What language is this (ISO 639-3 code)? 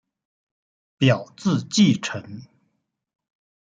zho